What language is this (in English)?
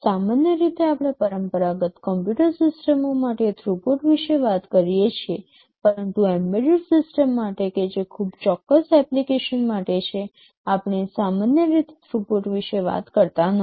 Gujarati